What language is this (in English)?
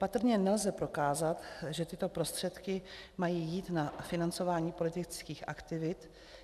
Czech